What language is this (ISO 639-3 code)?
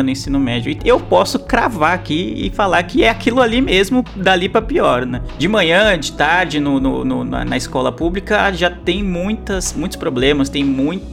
por